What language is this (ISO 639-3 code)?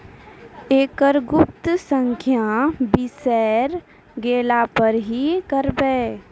mai